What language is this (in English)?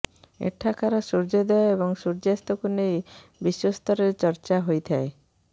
Odia